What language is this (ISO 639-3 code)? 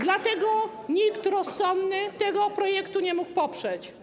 pol